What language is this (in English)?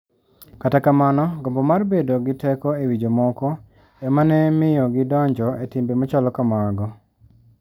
Luo (Kenya and Tanzania)